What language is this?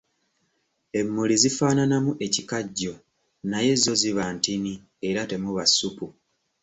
Ganda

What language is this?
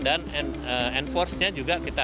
Indonesian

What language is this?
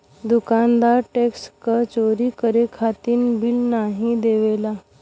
Bhojpuri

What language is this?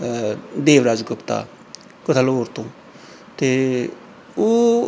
Punjabi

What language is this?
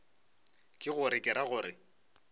Northern Sotho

